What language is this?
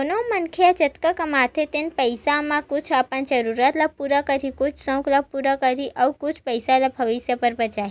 Chhattisgarhi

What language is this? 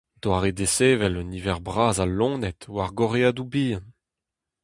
Breton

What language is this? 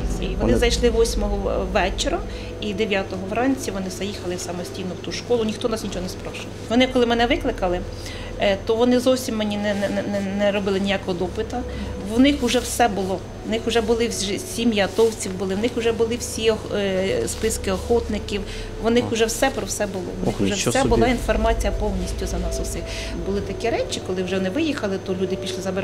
Ukrainian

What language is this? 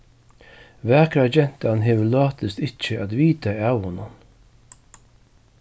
Faroese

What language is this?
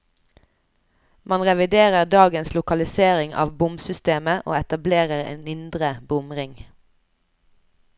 Norwegian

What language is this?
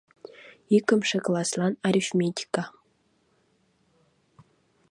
Mari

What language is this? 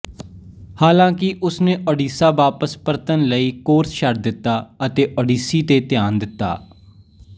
Punjabi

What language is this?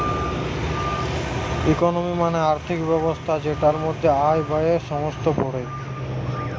Bangla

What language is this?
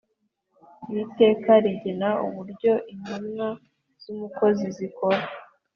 Kinyarwanda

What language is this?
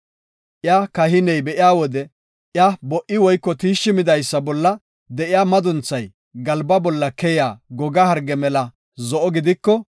Gofa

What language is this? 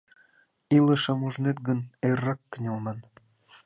Mari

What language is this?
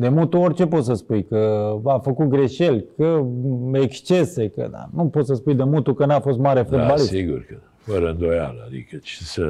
Romanian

